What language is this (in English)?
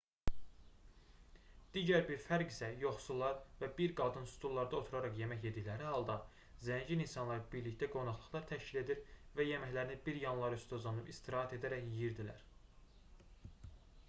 Azerbaijani